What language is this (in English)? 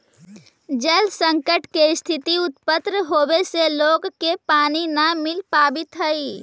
Magahi